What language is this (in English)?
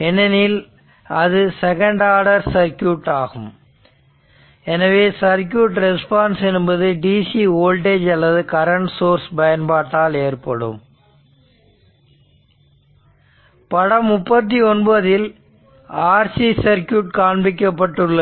Tamil